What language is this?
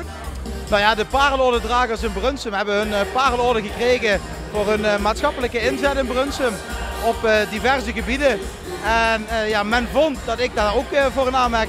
Dutch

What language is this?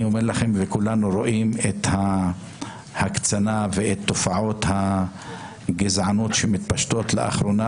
Hebrew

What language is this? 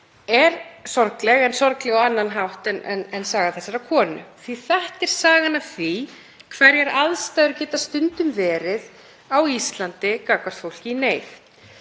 Icelandic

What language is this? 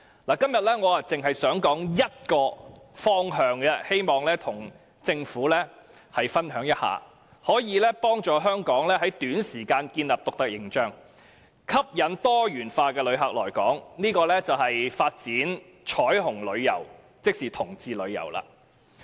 Cantonese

